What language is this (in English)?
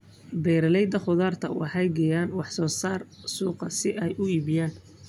Somali